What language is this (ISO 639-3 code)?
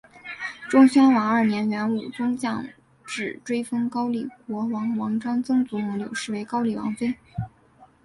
zho